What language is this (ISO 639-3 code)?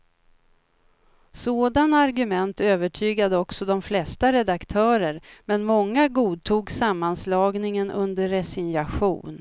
swe